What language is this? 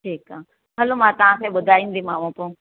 Sindhi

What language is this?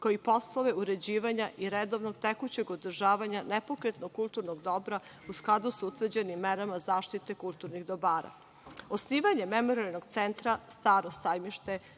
Serbian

